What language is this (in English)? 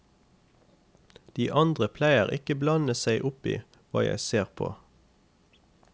Norwegian